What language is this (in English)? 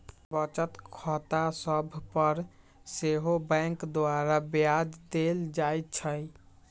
Magahi